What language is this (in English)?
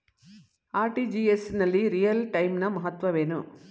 Kannada